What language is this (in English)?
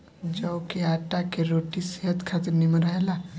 Bhojpuri